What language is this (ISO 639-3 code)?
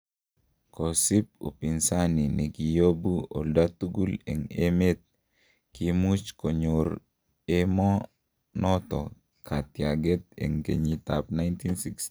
kln